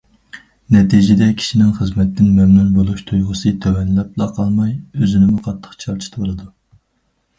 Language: Uyghur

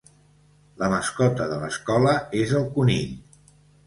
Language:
Catalan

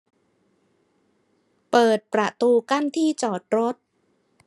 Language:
Thai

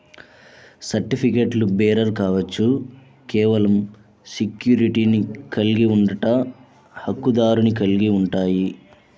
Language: Telugu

